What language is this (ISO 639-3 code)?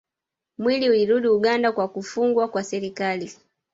swa